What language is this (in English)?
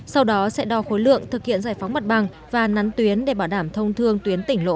Vietnamese